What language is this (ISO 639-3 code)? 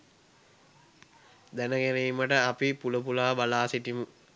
sin